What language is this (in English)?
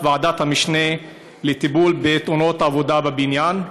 Hebrew